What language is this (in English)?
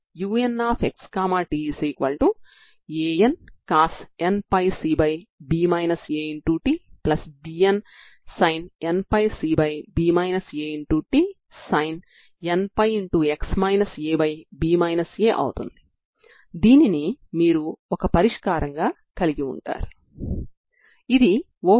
Telugu